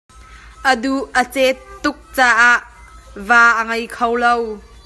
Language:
Hakha Chin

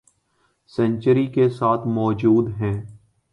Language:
Urdu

